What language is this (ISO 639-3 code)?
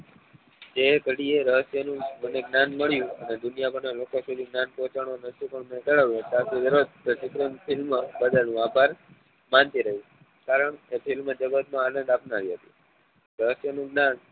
guj